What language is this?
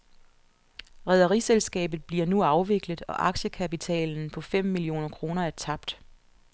Danish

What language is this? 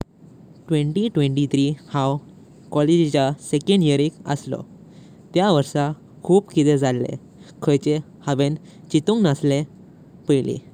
Konkani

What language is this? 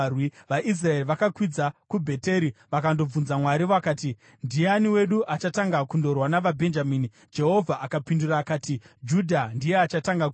Shona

